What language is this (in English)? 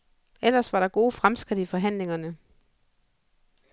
Danish